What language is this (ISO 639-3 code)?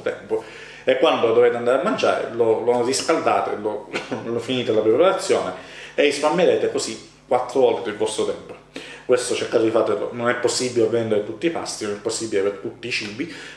ita